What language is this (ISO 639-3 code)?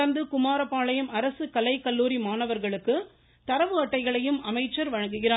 tam